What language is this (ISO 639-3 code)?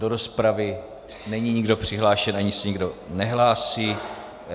ces